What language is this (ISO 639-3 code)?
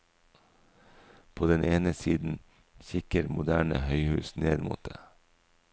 nor